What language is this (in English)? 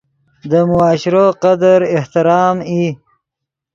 Yidgha